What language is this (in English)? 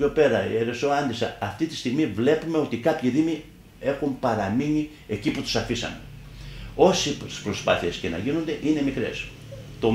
Greek